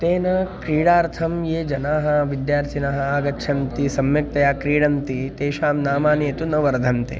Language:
Sanskrit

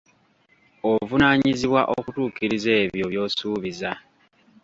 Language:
Ganda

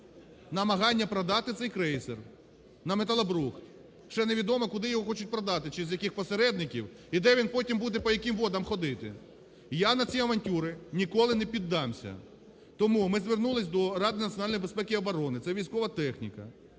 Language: Ukrainian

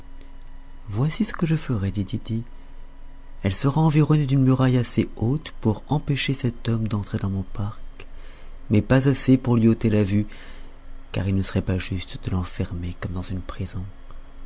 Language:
French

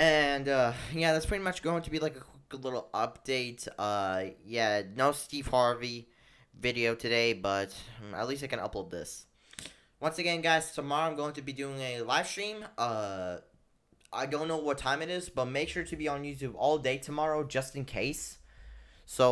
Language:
English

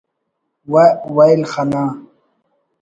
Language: Brahui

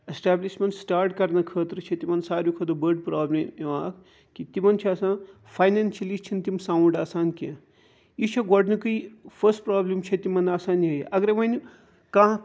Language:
Kashmiri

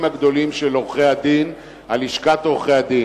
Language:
Hebrew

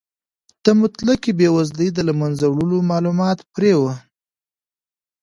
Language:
Pashto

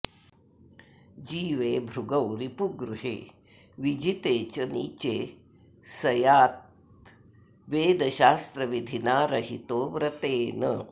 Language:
Sanskrit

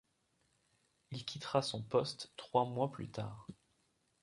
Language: French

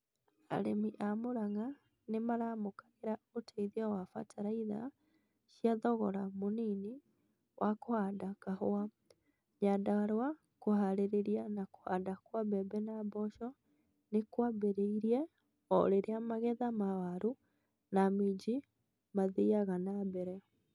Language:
Kikuyu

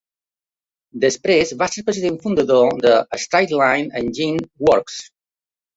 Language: Catalan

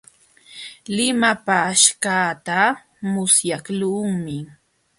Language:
Jauja Wanca Quechua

